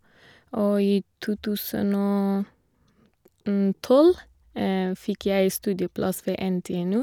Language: Norwegian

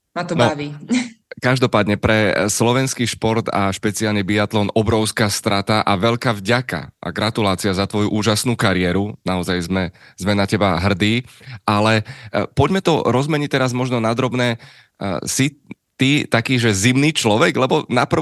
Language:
Slovak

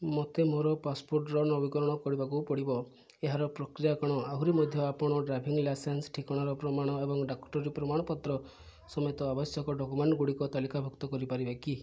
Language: Odia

